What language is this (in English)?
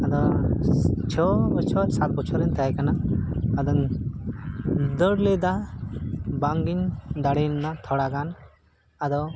Santali